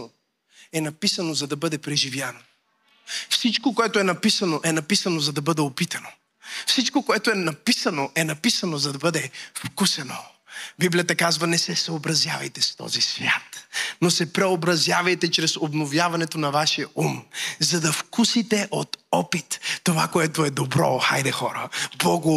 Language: Bulgarian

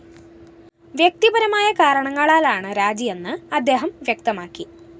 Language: Malayalam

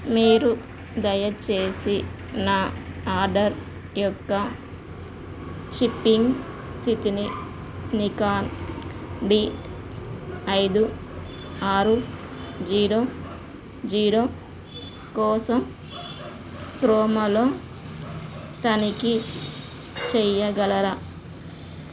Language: Telugu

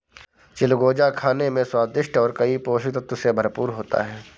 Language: Hindi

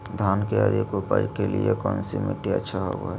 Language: Magahi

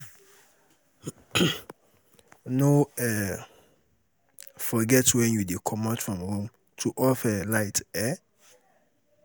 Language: Nigerian Pidgin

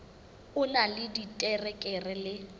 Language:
Southern Sotho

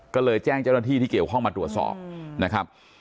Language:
Thai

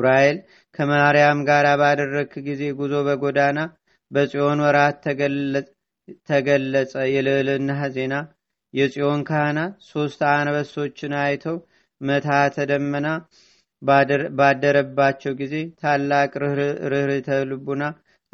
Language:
Amharic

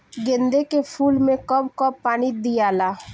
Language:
Bhojpuri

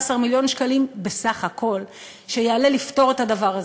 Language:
Hebrew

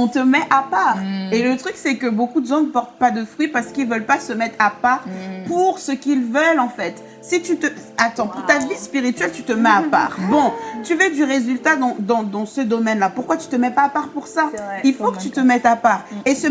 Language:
French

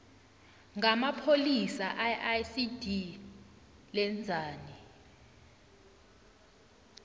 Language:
South Ndebele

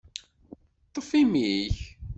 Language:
Kabyle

